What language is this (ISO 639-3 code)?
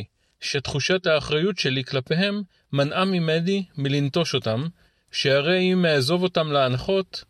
heb